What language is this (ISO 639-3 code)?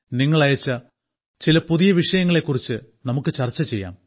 mal